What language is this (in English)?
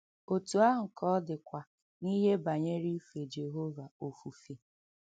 Igbo